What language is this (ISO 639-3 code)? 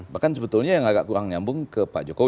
ind